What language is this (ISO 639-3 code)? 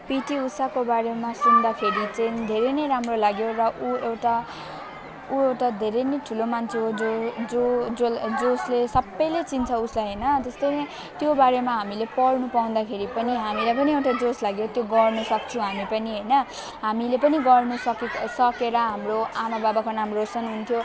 nep